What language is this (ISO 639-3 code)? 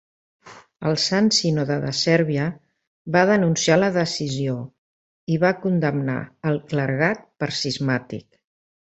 cat